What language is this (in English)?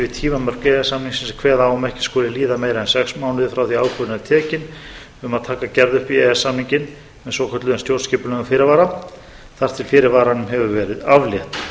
Icelandic